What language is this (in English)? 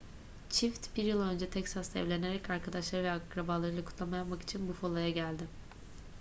Turkish